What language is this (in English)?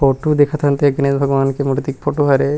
Chhattisgarhi